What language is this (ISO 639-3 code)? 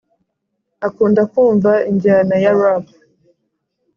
kin